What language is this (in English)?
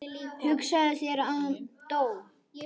Icelandic